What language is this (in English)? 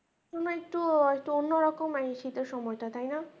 Bangla